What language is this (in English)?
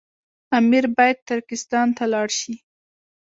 Pashto